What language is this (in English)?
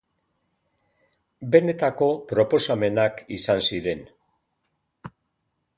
Basque